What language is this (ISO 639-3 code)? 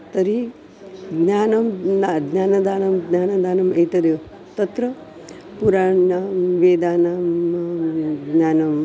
san